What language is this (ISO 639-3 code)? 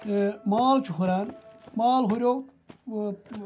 kas